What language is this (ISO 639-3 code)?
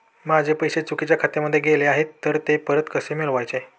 mar